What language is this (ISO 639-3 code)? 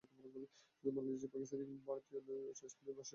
ben